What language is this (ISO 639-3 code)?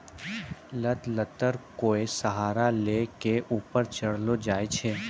mai